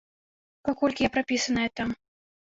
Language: Belarusian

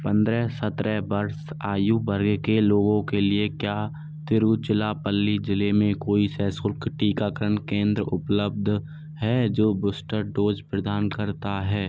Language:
Hindi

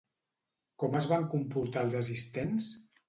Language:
Catalan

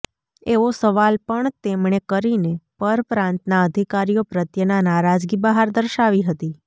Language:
Gujarati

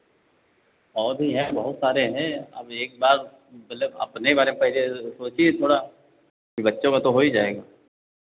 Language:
Hindi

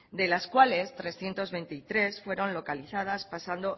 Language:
Spanish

